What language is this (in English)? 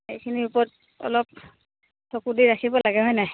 Assamese